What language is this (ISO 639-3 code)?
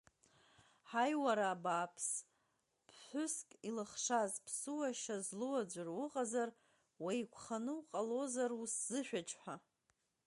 abk